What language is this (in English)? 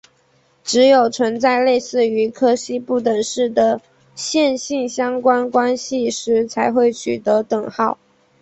Chinese